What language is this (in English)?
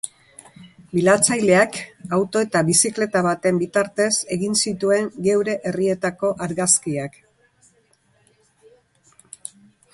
Basque